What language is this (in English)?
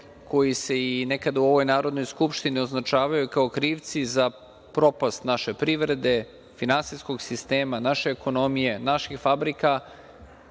Serbian